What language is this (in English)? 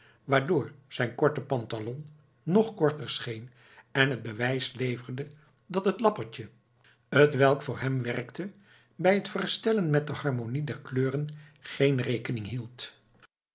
Dutch